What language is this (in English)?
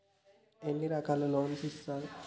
Telugu